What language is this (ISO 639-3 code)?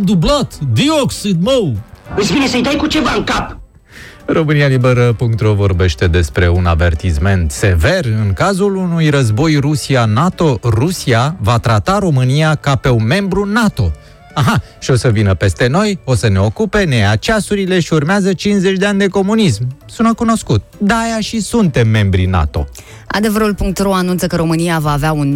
ron